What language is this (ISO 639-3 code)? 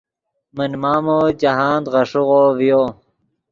ydg